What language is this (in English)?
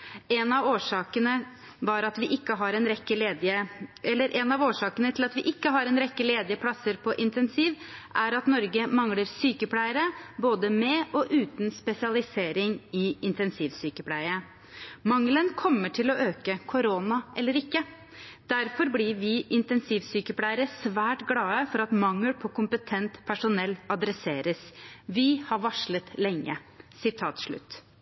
Norwegian Bokmål